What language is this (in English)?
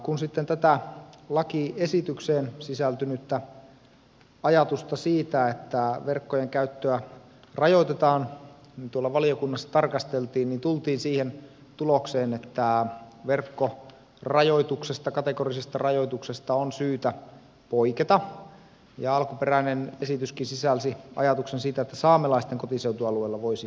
Finnish